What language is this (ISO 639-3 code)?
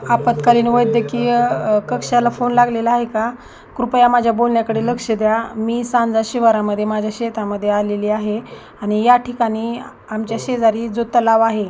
mar